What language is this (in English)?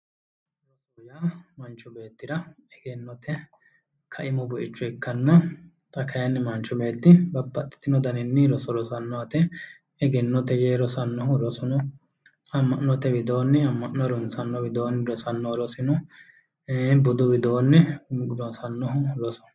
Sidamo